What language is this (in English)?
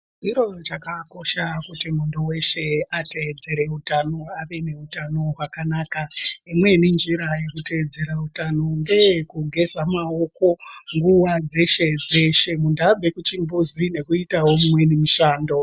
Ndau